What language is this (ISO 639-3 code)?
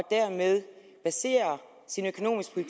dan